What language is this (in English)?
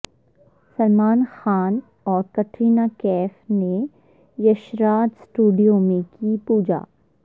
Urdu